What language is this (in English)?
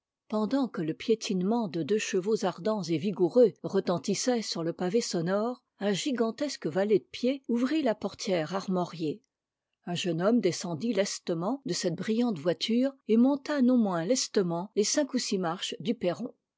French